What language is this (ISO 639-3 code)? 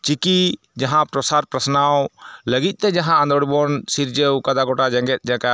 sat